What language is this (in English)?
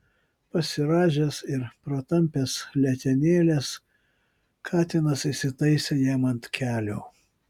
Lithuanian